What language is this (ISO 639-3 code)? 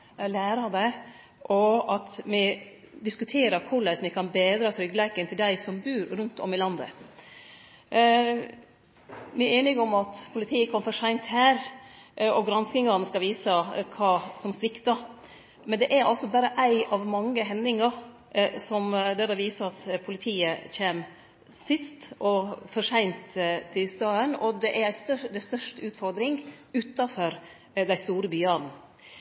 nno